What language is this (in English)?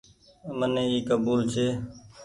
Goaria